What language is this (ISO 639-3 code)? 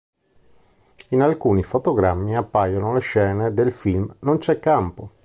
ita